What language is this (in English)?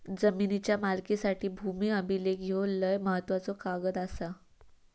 Marathi